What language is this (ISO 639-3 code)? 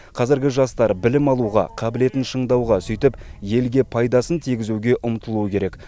kaz